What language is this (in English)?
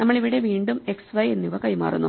Malayalam